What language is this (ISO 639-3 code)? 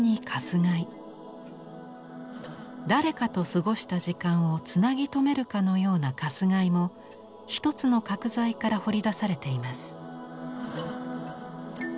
jpn